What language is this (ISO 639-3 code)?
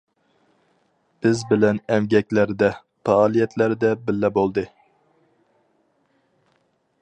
uig